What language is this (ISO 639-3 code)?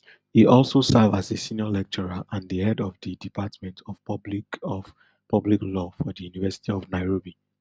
pcm